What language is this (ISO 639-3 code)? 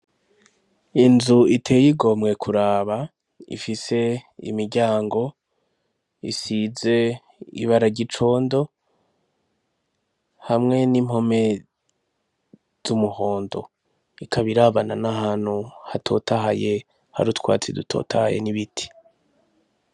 run